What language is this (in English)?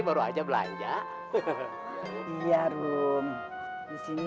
Indonesian